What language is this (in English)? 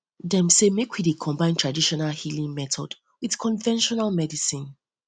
Nigerian Pidgin